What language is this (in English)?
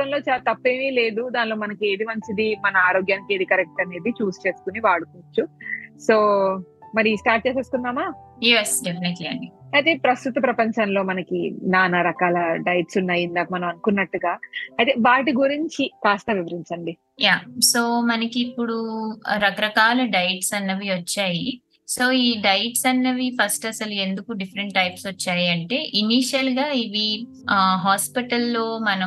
Telugu